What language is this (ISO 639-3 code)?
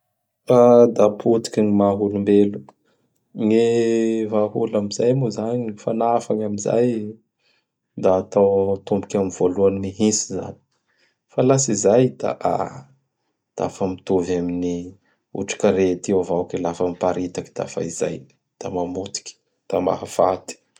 bhr